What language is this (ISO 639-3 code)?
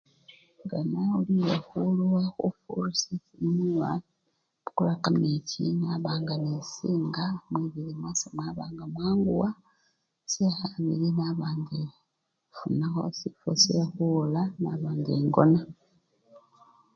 luy